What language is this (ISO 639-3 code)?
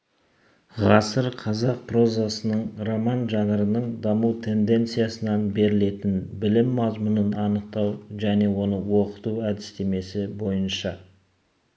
kaz